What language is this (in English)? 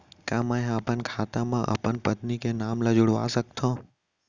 Chhattisgarhi